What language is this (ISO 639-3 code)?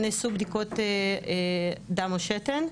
heb